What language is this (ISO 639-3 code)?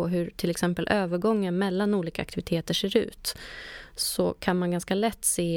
swe